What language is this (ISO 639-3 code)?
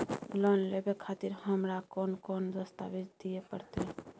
mai